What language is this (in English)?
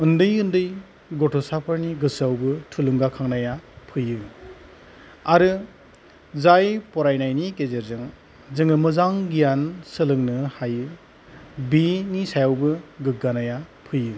Bodo